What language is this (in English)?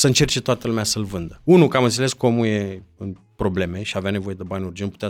Romanian